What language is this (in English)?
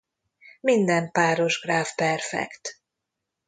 Hungarian